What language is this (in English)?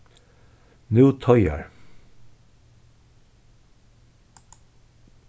Faroese